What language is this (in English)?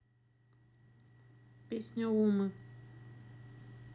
Russian